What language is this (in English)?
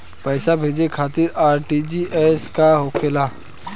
Bhojpuri